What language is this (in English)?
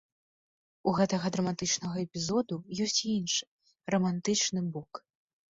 Belarusian